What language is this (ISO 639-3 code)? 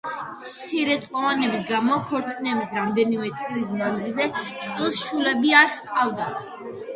kat